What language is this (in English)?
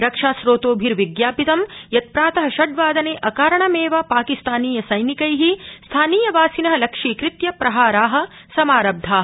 Sanskrit